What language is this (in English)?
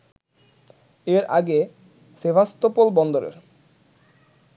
Bangla